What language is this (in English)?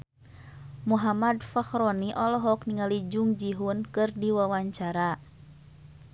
Sundanese